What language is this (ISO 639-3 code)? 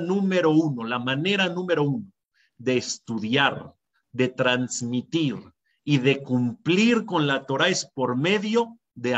spa